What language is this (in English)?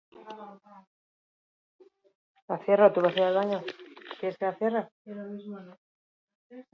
Basque